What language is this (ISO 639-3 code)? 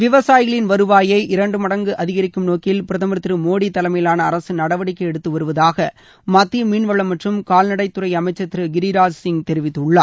tam